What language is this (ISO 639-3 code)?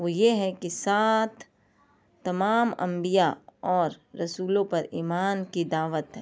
urd